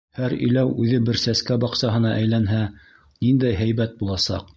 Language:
Bashkir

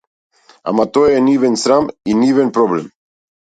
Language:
Macedonian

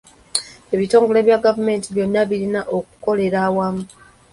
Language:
Ganda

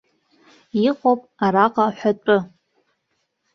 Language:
Abkhazian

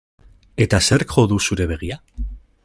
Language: Basque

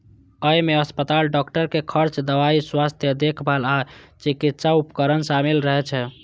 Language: Maithili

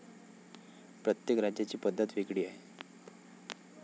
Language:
Marathi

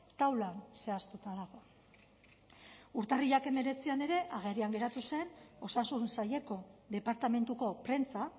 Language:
Basque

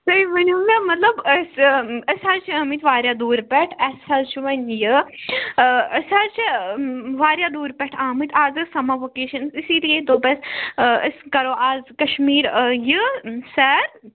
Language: Kashmiri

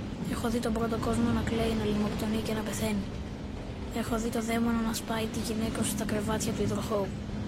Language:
Greek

